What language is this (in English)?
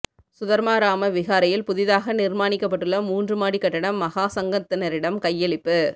Tamil